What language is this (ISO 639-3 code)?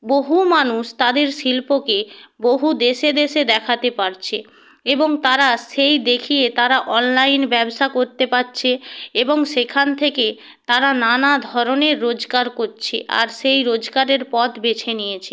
ben